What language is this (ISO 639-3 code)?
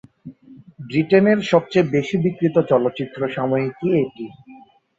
ben